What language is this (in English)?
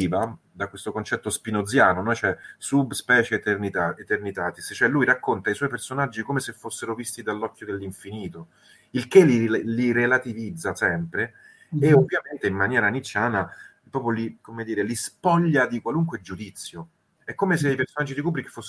Italian